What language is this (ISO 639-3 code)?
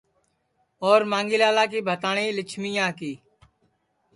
ssi